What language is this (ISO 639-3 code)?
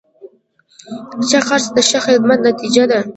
pus